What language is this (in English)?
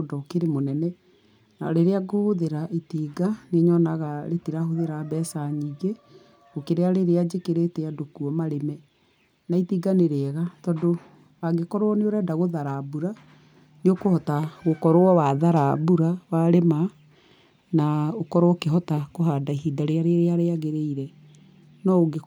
Kikuyu